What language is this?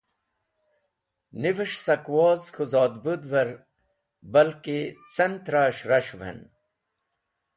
Wakhi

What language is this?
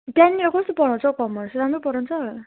Nepali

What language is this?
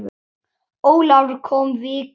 Icelandic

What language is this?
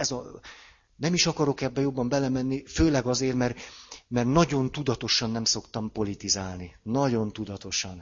Hungarian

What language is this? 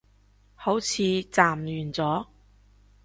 Cantonese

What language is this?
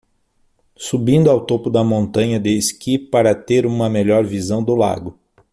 Portuguese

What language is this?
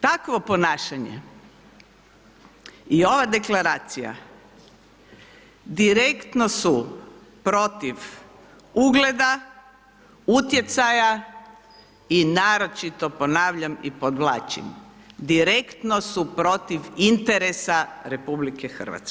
Croatian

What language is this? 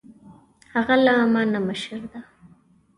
Pashto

